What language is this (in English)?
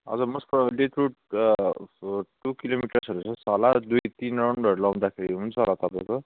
Nepali